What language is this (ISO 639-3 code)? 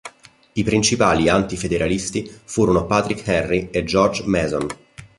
ita